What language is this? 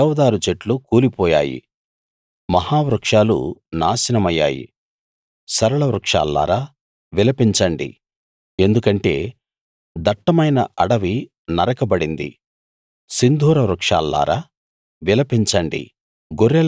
Telugu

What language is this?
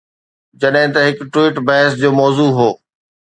Sindhi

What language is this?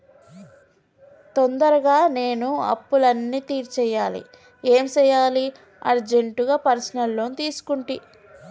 Telugu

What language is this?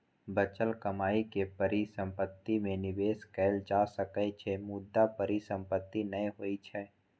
Maithili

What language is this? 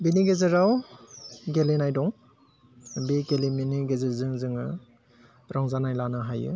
Bodo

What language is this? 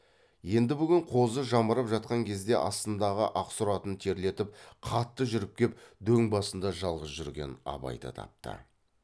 Kazakh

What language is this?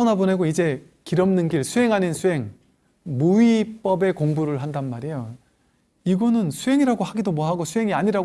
Korean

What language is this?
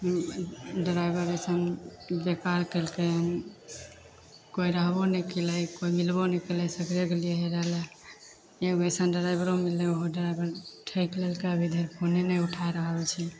Maithili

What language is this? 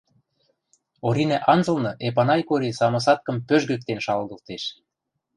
Western Mari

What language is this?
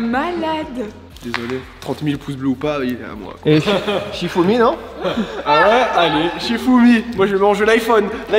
French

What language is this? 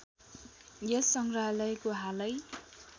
Nepali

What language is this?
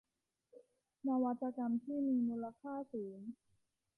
Thai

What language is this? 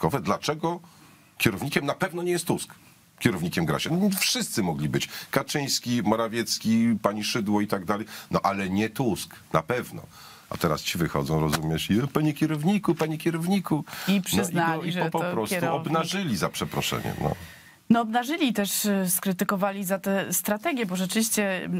Polish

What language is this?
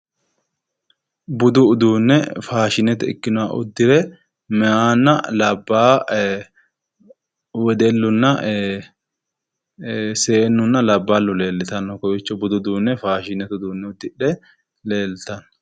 Sidamo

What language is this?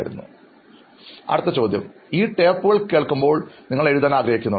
Malayalam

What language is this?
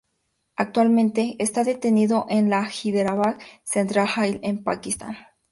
Spanish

